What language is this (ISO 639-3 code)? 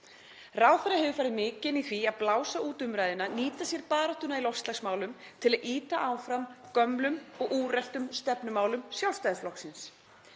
isl